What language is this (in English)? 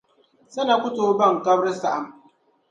Dagbani